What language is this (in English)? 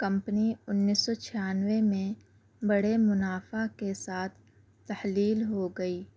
Urdu